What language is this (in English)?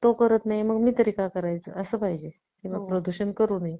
Marathi